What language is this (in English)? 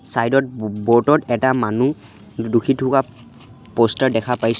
Assamese